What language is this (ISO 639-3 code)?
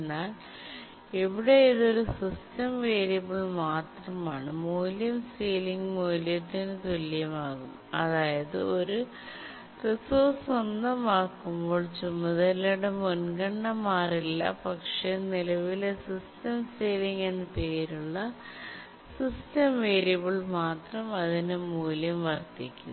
mal